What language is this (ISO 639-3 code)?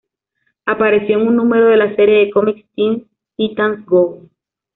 spa